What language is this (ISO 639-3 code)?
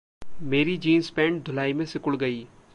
hin